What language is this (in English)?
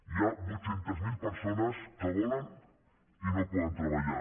Catalan